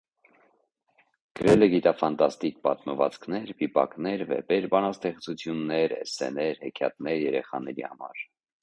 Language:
Armenian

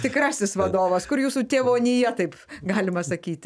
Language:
Lithuanian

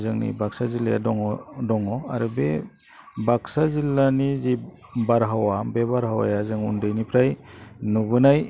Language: Bodo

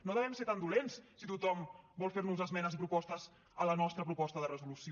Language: Catalan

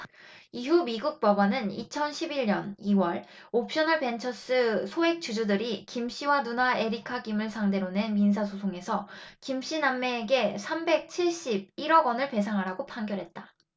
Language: Korean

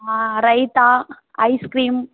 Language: Telugu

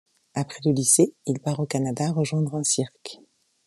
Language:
French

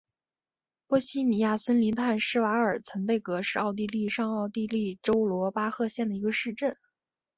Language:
Chinese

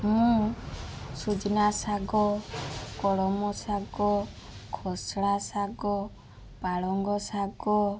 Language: Odia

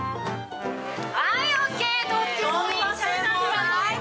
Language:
Japanese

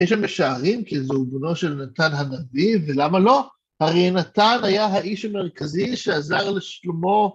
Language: Hebrew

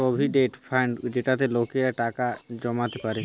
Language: Bangla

